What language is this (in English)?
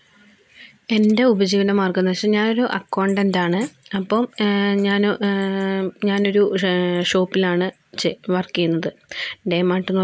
Malayalam